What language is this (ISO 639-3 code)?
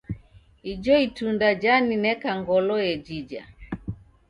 dav